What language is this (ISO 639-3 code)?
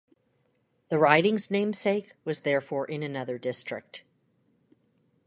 eng